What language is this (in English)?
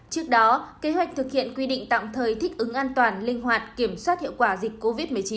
Vietnamese